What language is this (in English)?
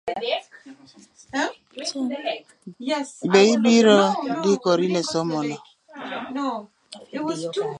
Luo (Kenya and Tanzania)